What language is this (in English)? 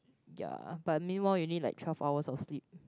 English